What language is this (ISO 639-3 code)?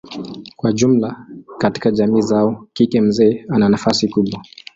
swa